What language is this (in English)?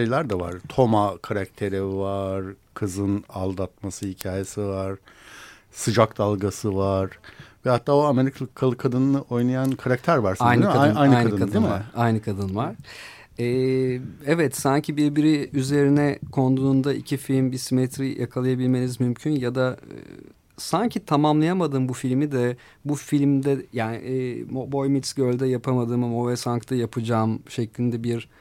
Turkish